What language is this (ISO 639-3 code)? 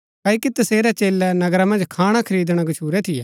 gbk